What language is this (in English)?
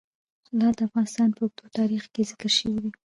Pashto